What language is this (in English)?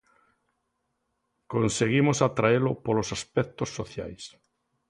Galician